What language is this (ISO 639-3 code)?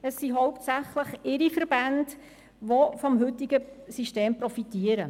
gsw